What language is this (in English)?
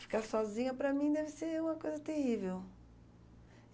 Portuguese